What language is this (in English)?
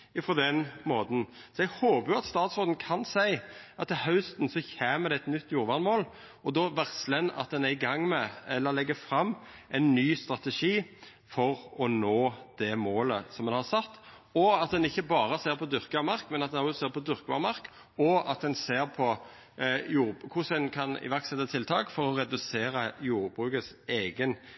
Norwegian Nynorsk